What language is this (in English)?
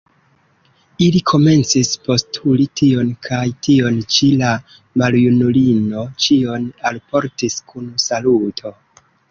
Esperanto